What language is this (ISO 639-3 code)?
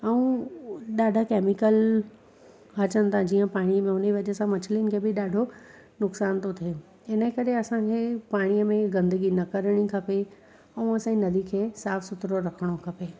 snd